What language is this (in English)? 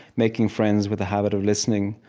English